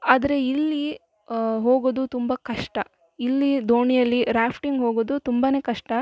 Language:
Kannada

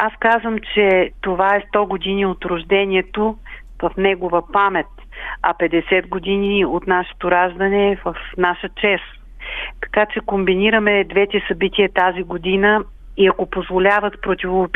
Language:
Bulgarian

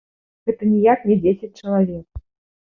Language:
Belarusian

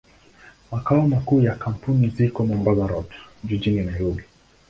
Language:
Swahili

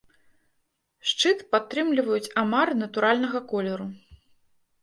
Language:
Belarusian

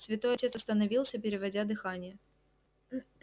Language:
Russian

